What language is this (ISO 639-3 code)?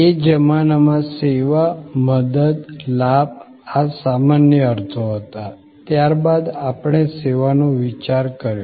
guj